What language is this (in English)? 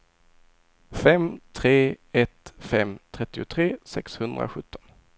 Swedish